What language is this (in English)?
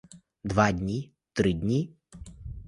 Ukrainian